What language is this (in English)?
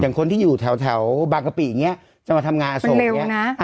Thai